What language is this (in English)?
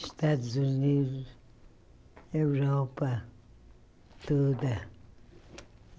Portuguese